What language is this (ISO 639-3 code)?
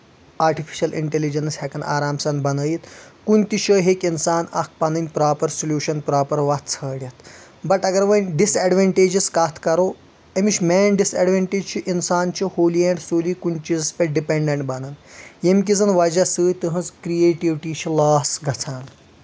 kas